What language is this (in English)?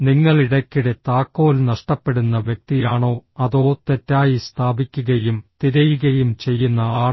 Malayalam